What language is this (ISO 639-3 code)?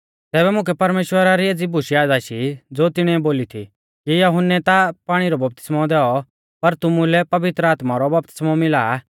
bfz